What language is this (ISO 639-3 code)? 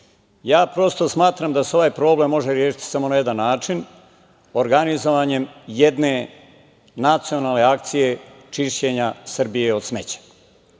srp